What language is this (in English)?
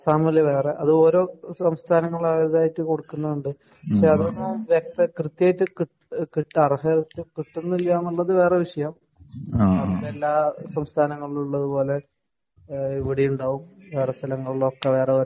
Malayalam